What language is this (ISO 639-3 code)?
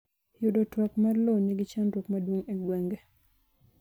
luo